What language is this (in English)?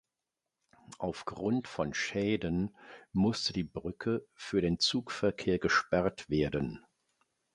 German